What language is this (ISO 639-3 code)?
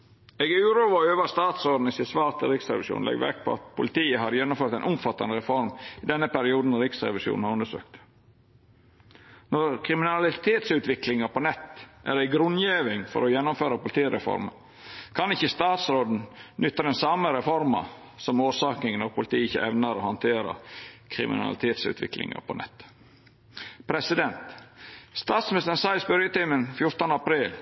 nno